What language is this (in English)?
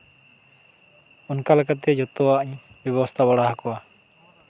Santali